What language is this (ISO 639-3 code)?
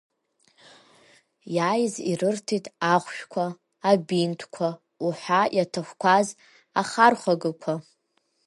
abk